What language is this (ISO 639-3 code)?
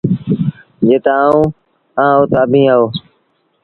sbn